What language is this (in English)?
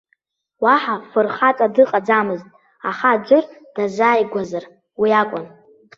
Abkhazian